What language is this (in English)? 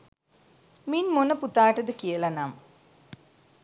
Sinhala